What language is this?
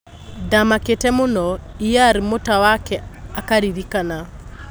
Kikuyu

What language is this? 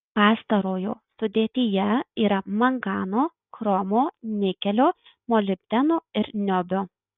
Lithuanian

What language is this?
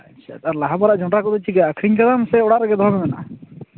Santali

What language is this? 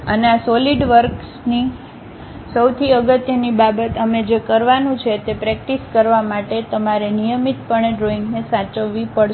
Gujarati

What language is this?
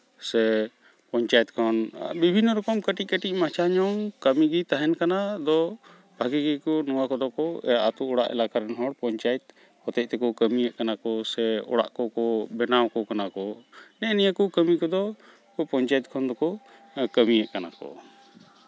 Santali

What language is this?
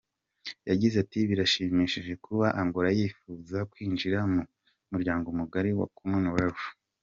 Kinyarwanda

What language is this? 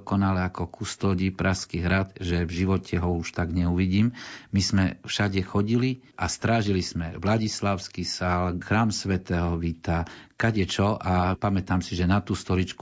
Slovak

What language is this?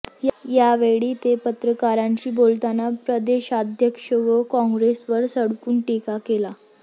Marathi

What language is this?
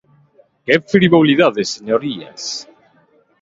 Galician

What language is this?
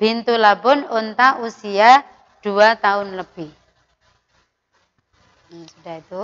Indonesian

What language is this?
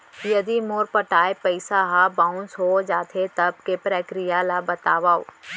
Chhattisgarhi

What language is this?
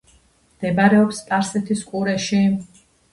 Georgian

